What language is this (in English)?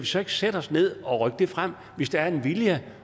Danish